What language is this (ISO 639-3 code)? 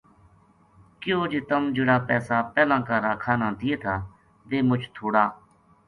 gju